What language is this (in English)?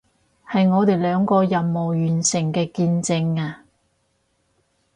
Cantonese